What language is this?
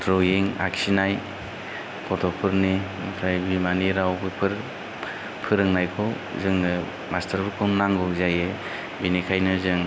Bodo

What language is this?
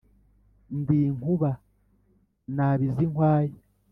Kinyarwanda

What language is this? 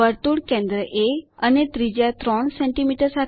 Gujarati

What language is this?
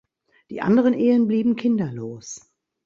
German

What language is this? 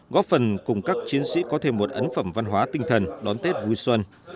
Vietnamese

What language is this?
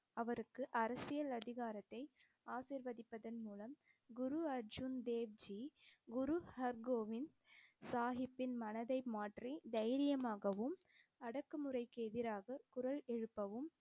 Tamil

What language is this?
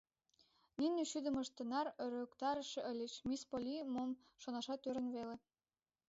Mari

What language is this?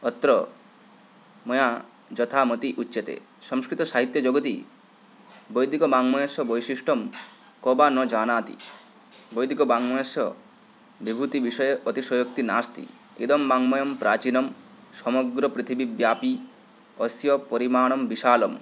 Sanskrit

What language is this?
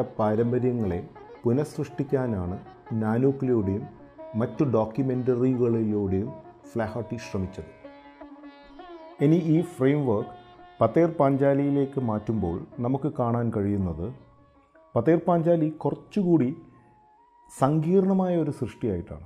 Malayalam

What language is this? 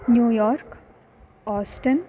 Sanskrit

